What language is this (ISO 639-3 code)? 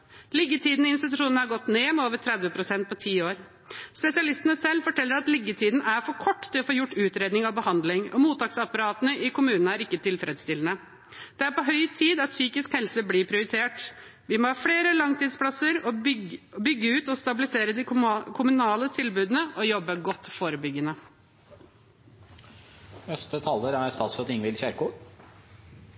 nob